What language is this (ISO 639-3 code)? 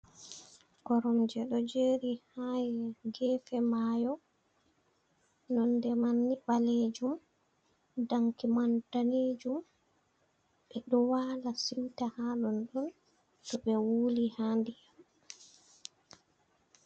ful